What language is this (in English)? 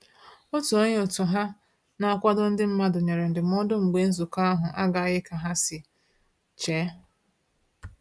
Igbo